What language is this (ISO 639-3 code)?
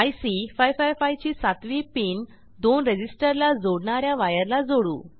mar